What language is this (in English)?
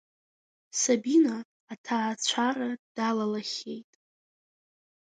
Abkhazian